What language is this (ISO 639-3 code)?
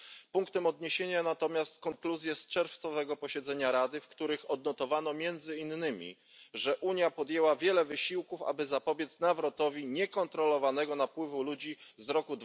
pol